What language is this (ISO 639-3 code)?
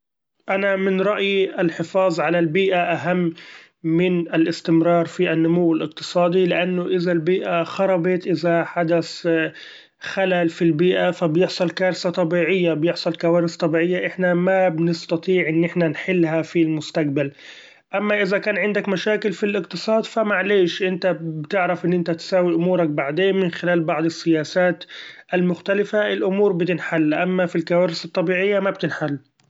afb